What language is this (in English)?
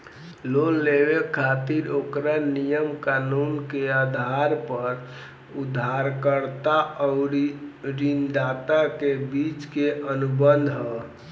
Bhojpuri